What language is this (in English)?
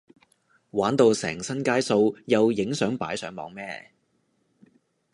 Cantonese